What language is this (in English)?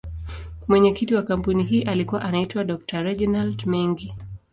Swahili